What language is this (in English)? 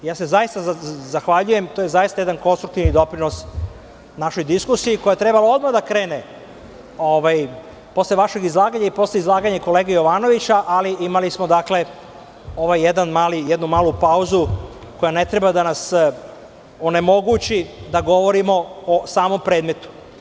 Serbian